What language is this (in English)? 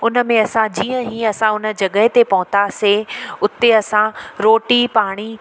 Sindhi